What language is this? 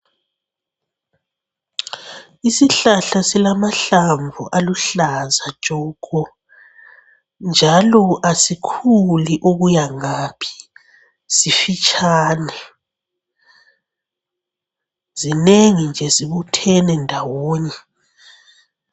North Ndebele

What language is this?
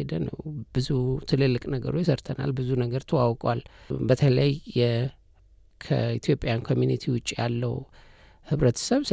Amharic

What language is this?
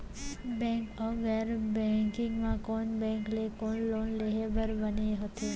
Chhattisgarhi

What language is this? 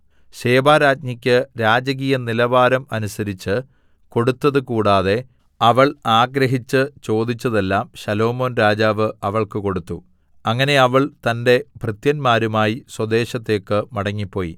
Malayalam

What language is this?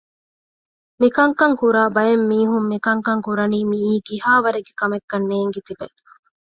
Divehi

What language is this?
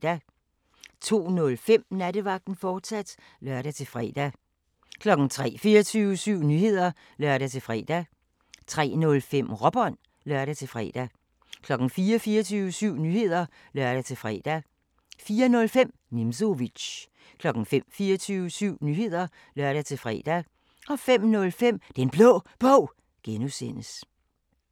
Danish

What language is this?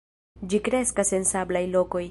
Esperanto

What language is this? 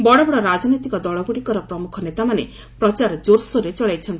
Odia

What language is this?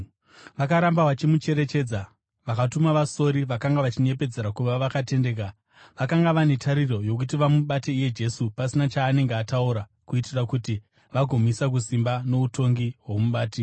Shona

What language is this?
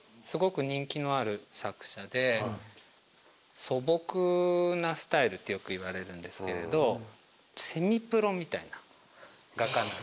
Japanese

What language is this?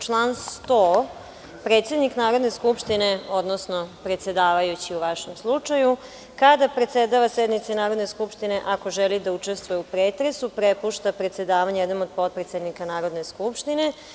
Serbian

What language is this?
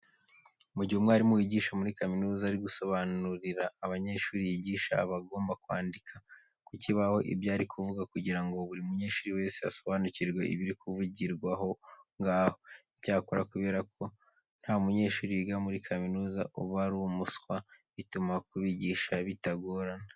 Kinyarwanda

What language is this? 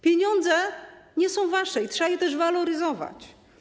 Polish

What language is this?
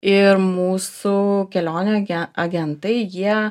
Lithuanian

